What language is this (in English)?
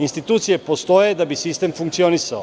Serbian